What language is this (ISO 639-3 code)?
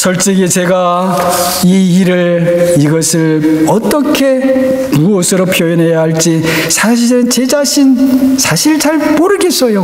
kor